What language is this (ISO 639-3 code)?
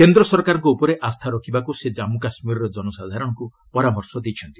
ori